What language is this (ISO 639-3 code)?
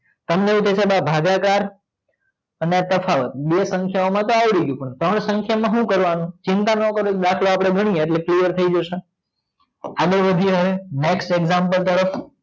guj